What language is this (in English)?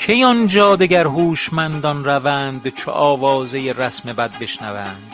Persian